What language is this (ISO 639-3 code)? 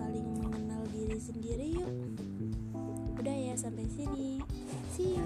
ind